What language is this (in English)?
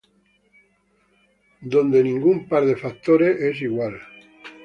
Spanish